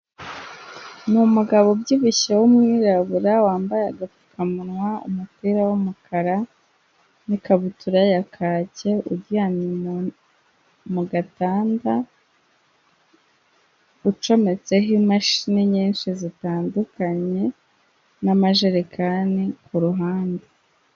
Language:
Kinyarwanda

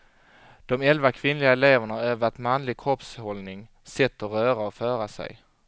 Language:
Swedish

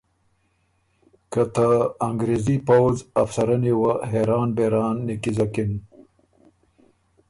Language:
Ormuri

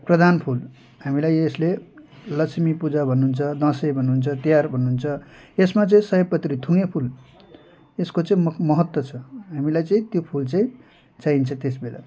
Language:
Nepali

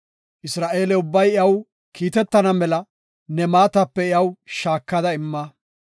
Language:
Gofa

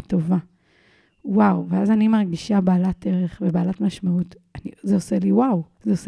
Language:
Hebrew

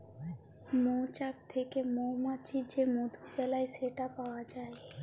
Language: Bangla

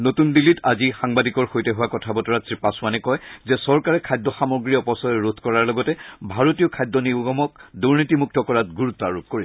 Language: Assamese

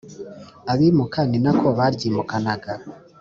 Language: Kinyarwanda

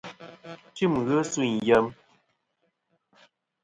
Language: Kom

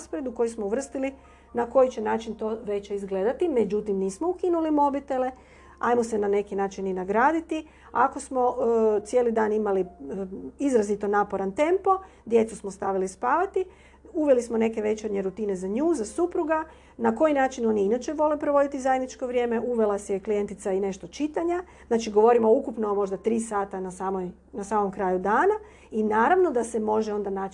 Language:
Croatian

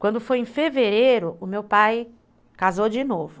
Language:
Portuguese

